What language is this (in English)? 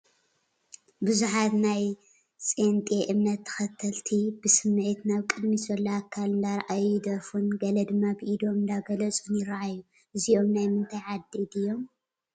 Tigrinya